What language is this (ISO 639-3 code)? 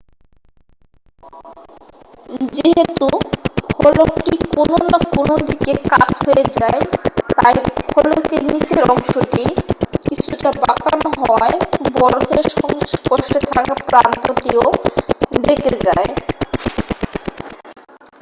ben